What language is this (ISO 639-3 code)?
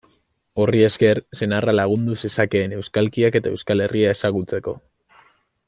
eus